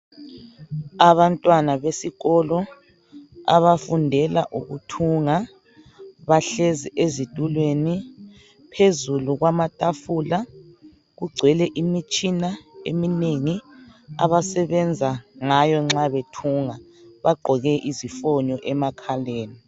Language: North Ndebele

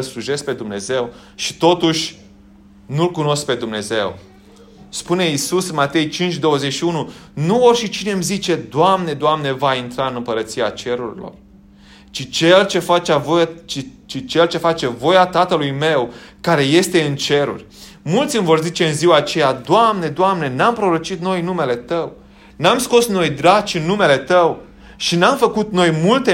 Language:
Romanian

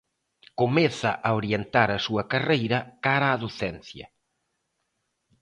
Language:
Galician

